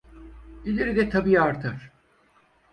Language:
Turkish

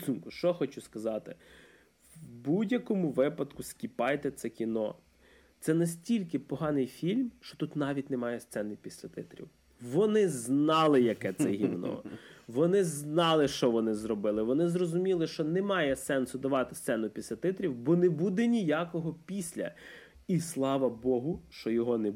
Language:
Ukrainian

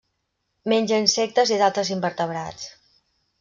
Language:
Catalan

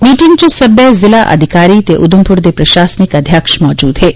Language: Dogri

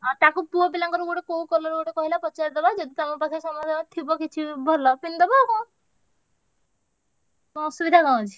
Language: Odia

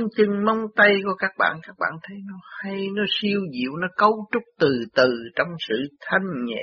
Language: Vietnamese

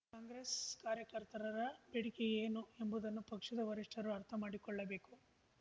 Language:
Kannada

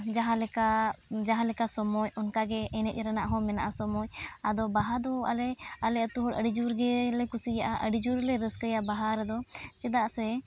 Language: Santali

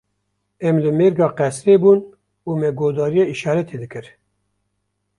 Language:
Kurdish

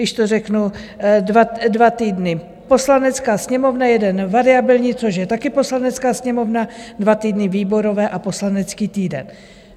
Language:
Czech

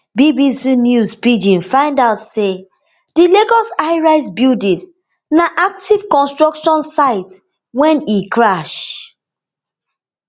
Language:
Nigerian Pidgin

